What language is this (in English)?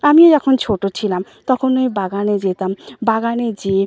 Bangla